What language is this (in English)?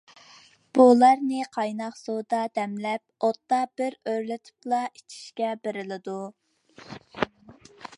Uyghur